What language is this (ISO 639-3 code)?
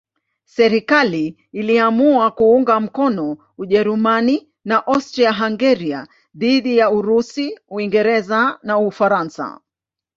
swa